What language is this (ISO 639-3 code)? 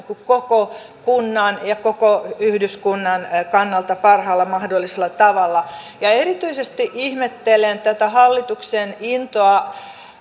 fin